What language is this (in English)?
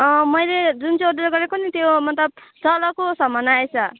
Nepali